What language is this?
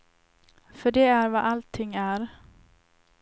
Swedish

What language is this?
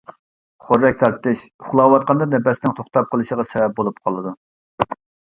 Uyghur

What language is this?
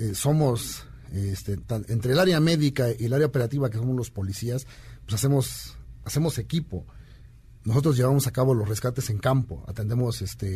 Spanish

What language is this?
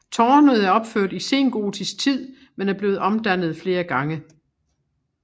Danish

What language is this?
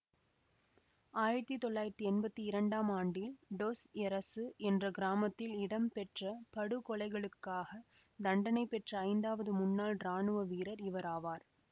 Tamil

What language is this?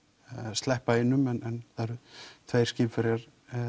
Icelandic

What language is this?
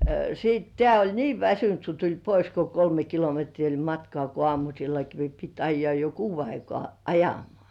Finnish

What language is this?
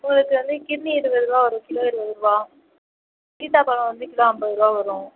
Tamil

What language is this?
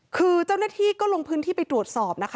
Thai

